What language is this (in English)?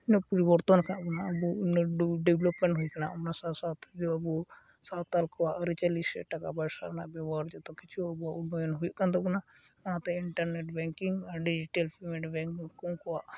Santali